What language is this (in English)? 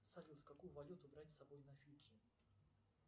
Russian